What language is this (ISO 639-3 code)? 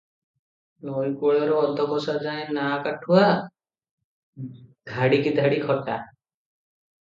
ori